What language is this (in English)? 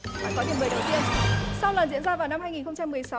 Vietnamese